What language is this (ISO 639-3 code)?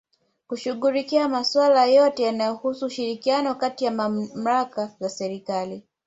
swa